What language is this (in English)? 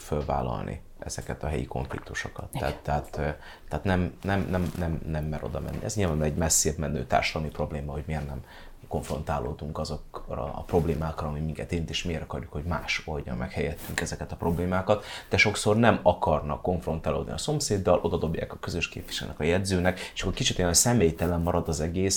Hungarian